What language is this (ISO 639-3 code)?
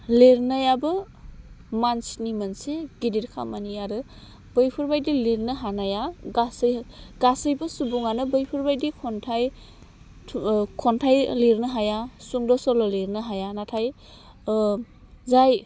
brx